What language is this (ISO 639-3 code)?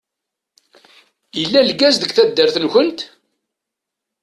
kab